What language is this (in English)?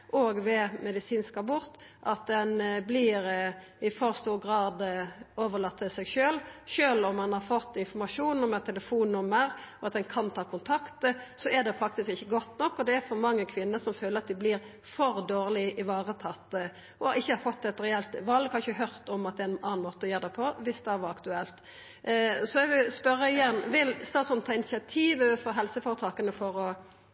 Norwegian Nynorsk